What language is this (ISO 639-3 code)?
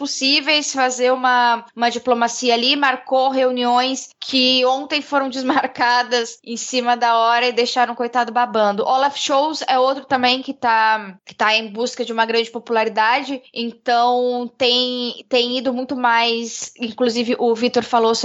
por